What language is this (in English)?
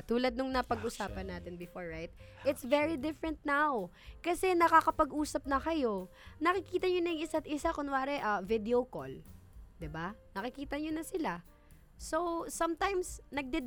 Filipino